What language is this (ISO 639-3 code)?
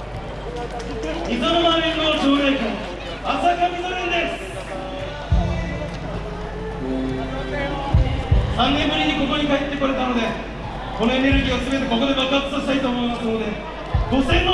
jpn